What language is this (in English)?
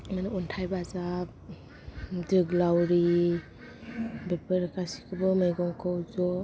Bodo